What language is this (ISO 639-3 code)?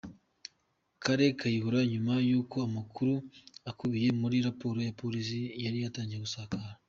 kin